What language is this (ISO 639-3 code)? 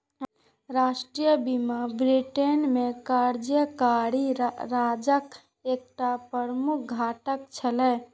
mai